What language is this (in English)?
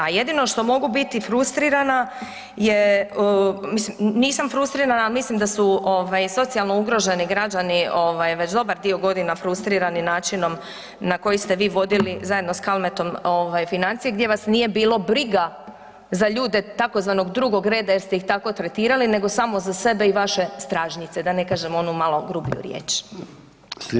Croatian